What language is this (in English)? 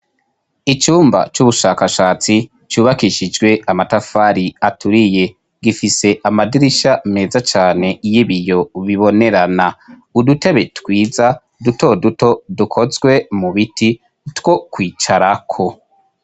Rundi